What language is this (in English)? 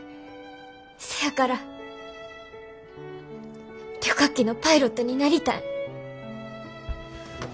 Japanese